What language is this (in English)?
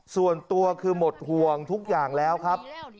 Thai